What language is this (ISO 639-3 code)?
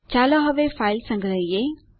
guj